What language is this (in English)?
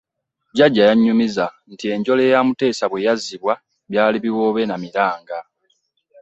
Ganda